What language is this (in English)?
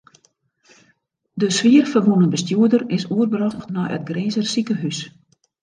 Western Frisian